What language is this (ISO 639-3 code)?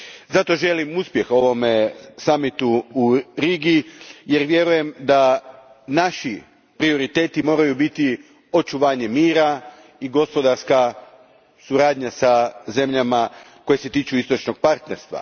hrv